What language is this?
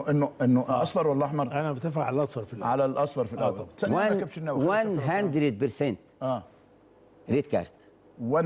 Arabic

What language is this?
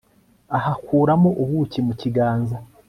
Kinyarwanda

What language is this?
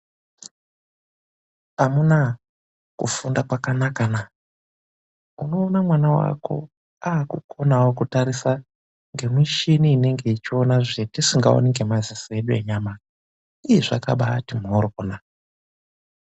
Ndau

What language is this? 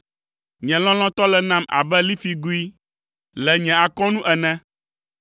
Ewe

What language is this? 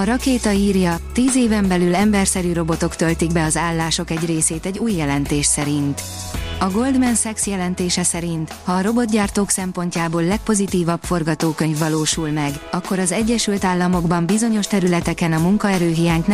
Hungarian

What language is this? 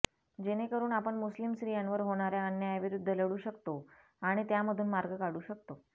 Marathi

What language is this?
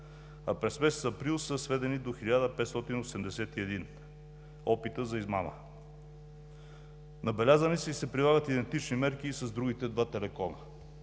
Bulgarian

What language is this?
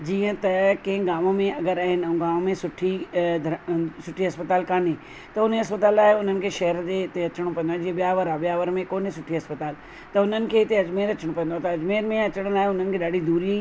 Sindhi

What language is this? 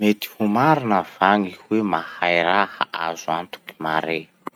Masikoro Malagasy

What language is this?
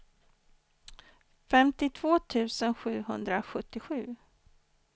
Swedish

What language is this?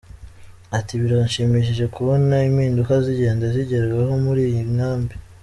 Kinyarwanda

